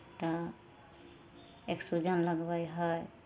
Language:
Maithili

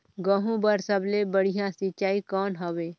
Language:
Chhattisgarhi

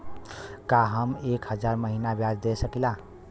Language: Bhojpuri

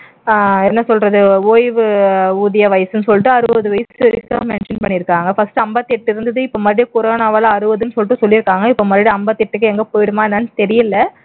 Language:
Tamil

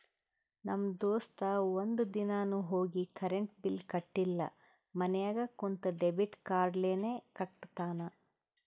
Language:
Kannada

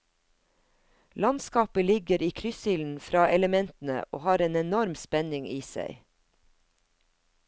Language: Norwegian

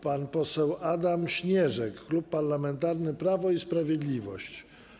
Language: Polish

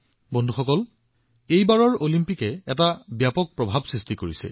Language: Assamese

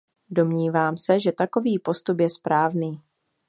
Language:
Czech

